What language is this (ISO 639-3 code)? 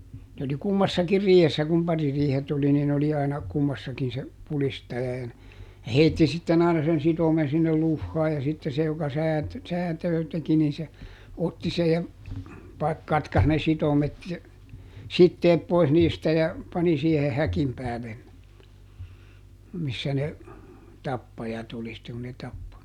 fin